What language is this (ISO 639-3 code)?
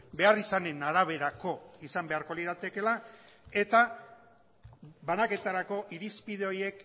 eus